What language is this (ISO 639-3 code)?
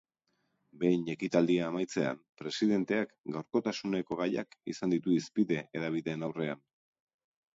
eus